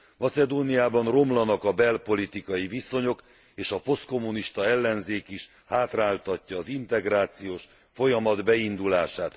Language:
Hungarian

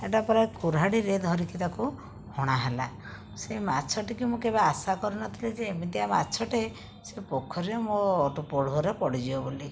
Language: Odia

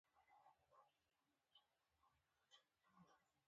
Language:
Pashto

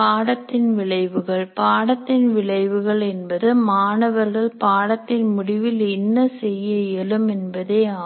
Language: Tamil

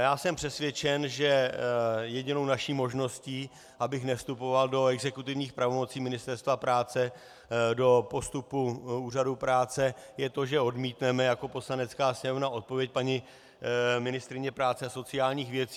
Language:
Czech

